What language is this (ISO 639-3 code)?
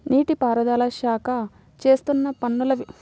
tel